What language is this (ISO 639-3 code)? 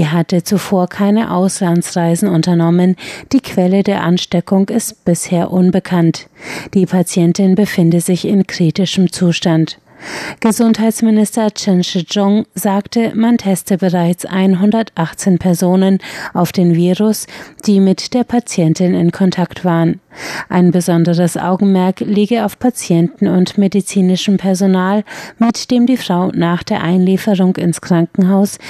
deu